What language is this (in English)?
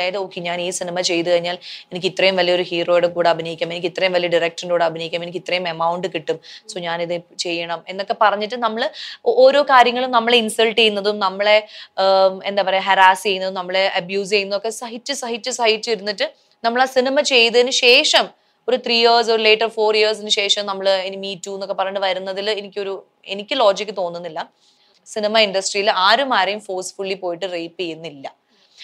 Malayalam